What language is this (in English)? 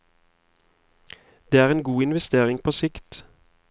Norwegian